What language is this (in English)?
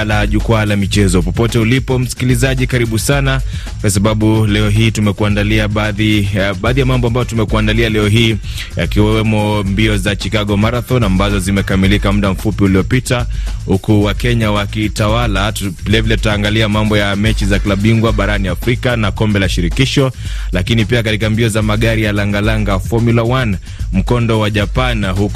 Swahili